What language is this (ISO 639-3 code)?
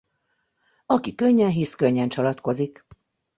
hun